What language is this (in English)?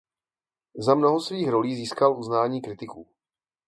Czech